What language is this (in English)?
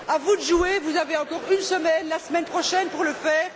French